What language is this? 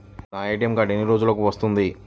Telugu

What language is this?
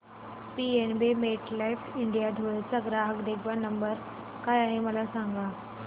Marathi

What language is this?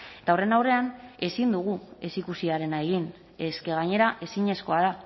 Basque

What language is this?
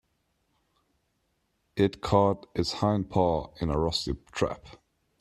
English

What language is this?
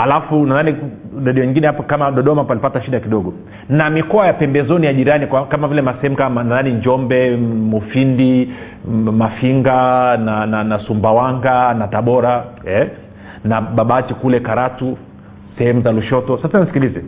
Swahili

